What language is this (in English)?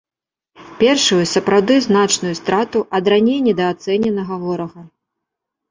Belarusian